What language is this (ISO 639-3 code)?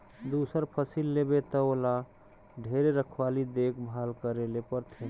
hne